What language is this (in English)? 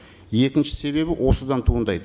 Kazakh